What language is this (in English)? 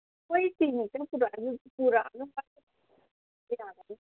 Manipuri